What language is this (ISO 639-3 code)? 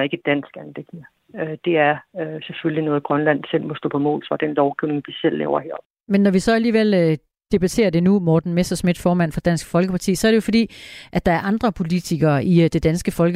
dan